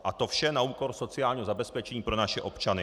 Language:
Czech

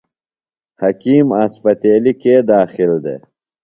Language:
Phalura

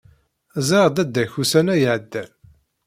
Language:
Kabyle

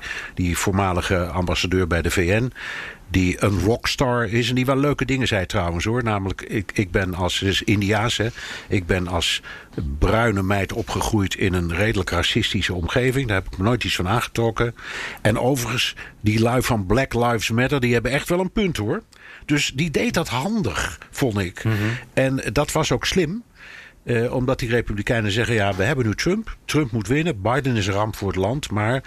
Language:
Dutch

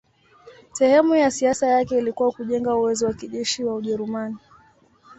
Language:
Swahili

